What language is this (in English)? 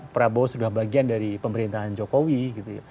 Indonesian